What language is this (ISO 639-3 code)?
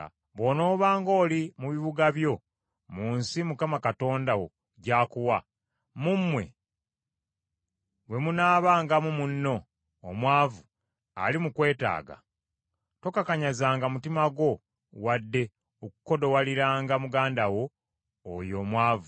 lug